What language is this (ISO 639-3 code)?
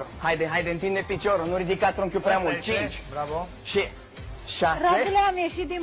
ron